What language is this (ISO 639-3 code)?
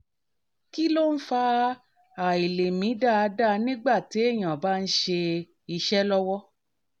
yor